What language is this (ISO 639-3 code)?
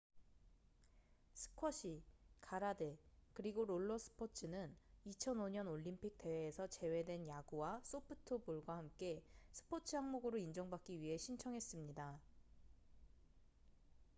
kor